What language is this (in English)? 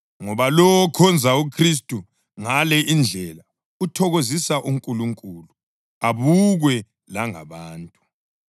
North Ndebele